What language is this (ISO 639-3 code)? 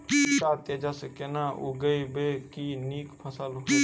mai